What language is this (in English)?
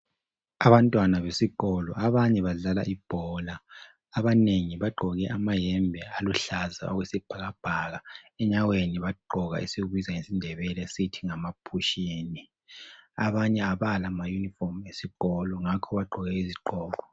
North Ndebele